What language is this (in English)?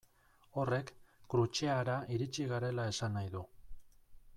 Basque